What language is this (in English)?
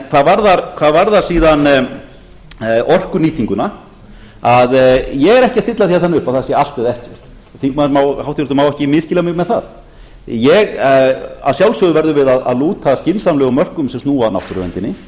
Icelandic